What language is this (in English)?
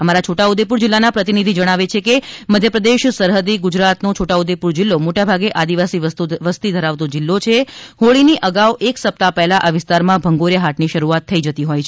Gujarati